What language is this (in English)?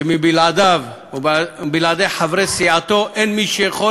Hebrew